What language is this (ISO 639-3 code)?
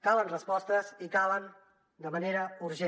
cat